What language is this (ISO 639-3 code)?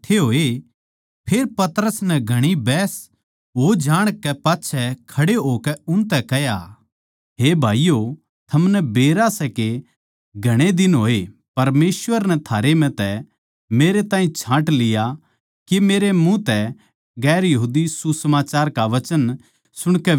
bgc